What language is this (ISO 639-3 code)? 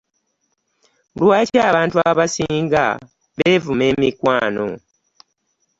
lug